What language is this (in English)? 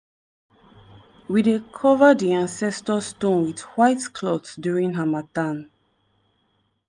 Nigerian Pidgin